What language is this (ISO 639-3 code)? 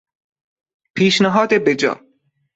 fas